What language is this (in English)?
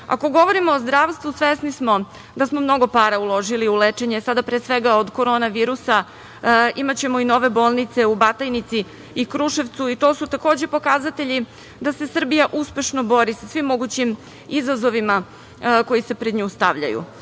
Serbian